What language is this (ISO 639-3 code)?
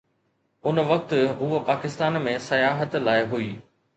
snd